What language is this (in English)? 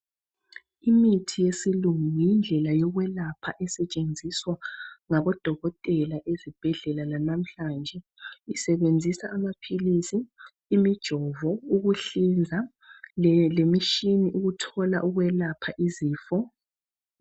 North Ndebele